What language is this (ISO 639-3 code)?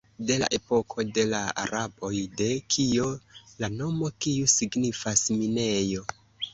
epo